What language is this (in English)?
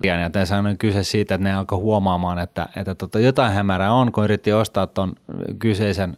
Finnish